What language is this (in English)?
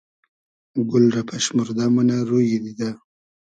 Hazaragi